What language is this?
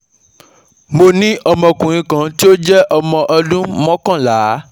Yoruba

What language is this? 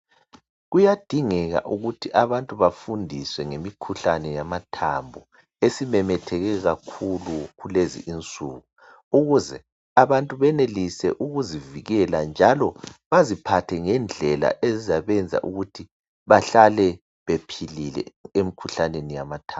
North Ndebele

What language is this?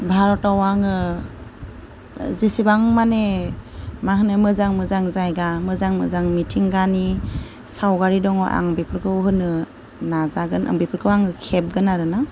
Bodo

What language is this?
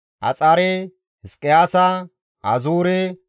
Gamo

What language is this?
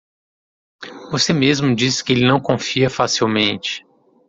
Portuguese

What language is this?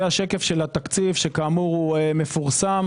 Hebrew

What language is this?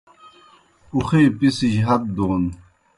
Kohistani Shina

